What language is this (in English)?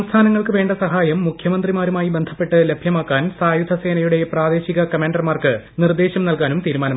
Malayalam